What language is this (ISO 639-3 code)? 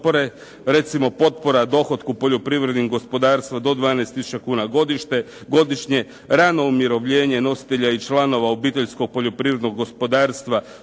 hrv